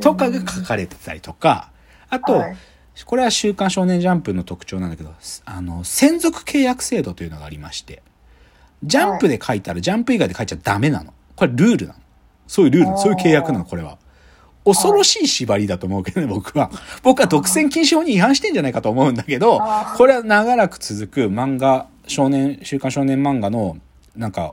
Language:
Japanese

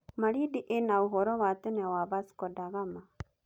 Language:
Kikuyu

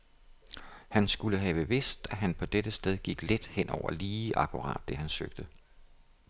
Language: Danish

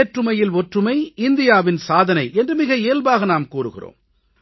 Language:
Tamil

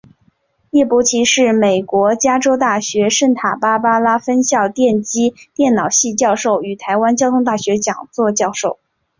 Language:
Chinese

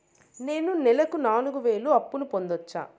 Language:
Telugu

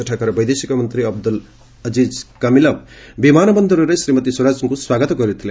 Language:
Odia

